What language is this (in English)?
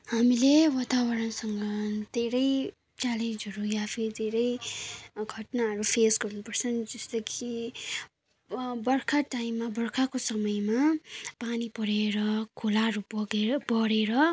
Nepali